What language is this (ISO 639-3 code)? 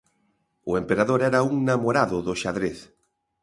glg